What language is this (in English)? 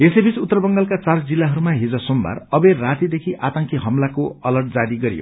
Nepali